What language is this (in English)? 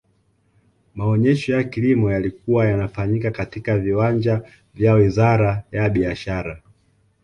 Swahili